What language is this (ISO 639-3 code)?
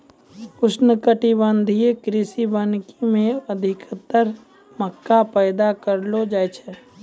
mai